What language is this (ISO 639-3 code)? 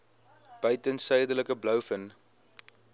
afr